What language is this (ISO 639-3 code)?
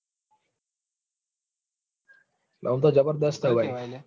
guj